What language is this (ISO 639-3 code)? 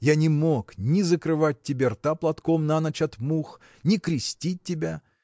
rus